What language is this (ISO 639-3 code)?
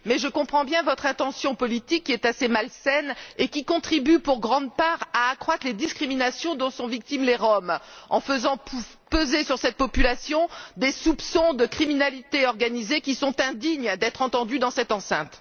fra